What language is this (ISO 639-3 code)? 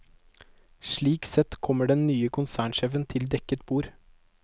nor